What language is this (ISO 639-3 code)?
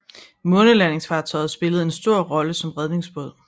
dan